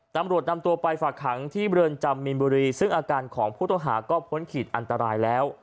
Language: Thai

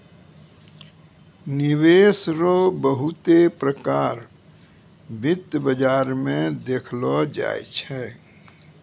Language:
Maithili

